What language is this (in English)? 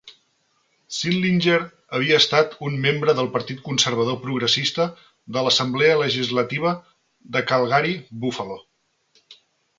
Catalan